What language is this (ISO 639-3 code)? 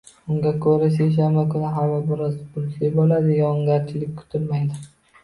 uzb